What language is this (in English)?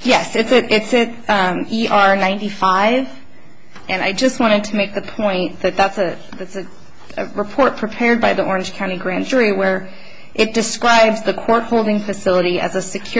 English